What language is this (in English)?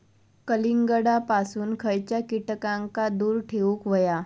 Marathi